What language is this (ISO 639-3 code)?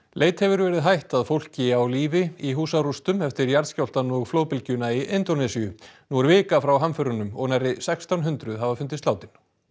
isl